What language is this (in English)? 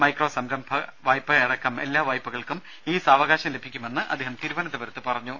Malayalam